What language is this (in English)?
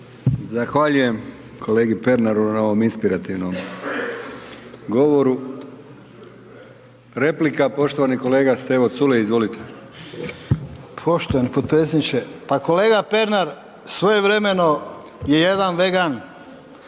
Croatian